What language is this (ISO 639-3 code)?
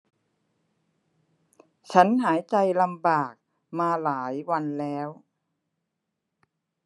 tha